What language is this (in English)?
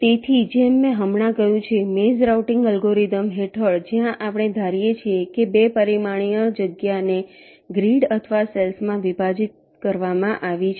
Gujarati